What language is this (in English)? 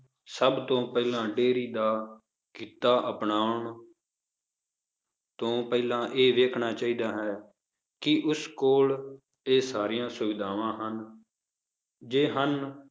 Punjabi